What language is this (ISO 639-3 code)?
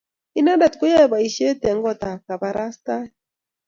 kln